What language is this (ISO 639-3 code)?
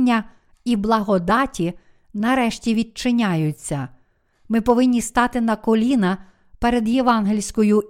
ukr